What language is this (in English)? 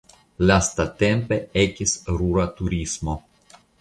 Esperanto